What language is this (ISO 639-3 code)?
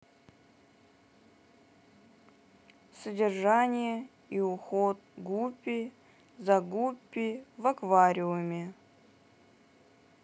rus